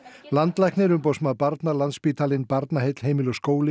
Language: Icelandic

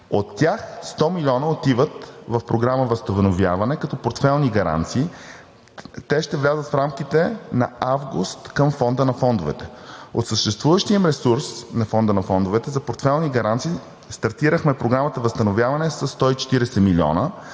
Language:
Bulgarian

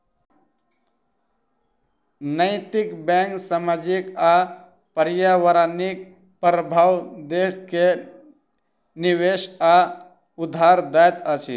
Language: Maithili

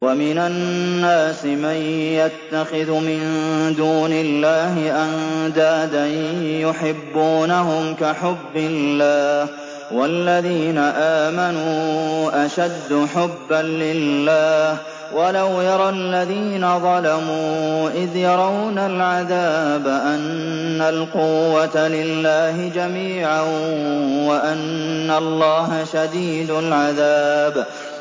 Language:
Arabic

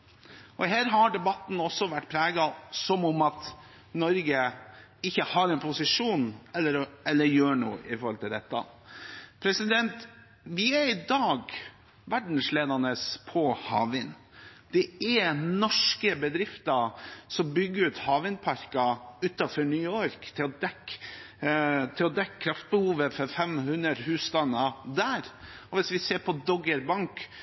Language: Norwegian Bokmål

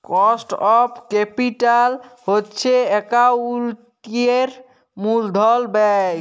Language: Bangla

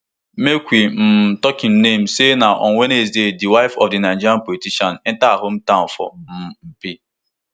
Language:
Nigerian Pidgin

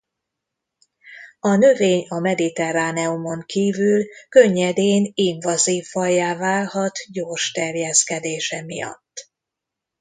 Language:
Hungarian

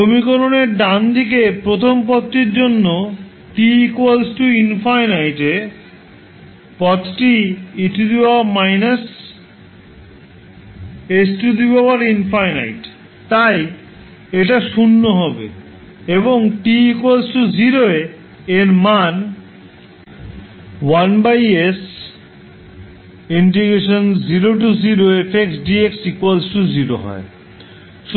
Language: Bangla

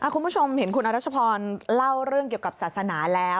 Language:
Thai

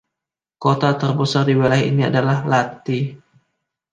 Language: Indonesian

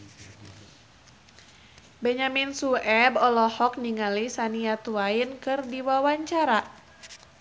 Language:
Sundanese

